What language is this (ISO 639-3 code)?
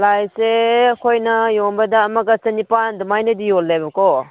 mni